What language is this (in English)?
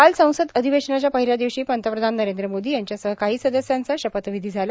Marathi